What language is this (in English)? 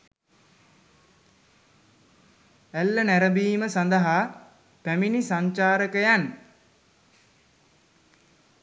Sinhala